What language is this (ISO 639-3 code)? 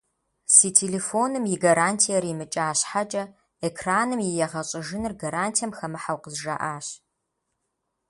kbd